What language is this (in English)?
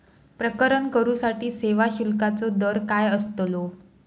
Marathi